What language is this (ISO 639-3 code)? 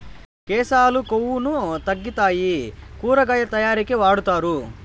tel